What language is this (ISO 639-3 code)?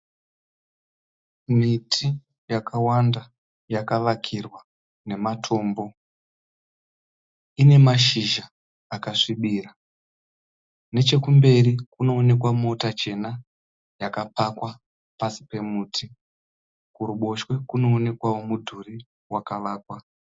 sna